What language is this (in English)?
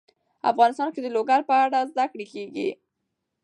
Pashto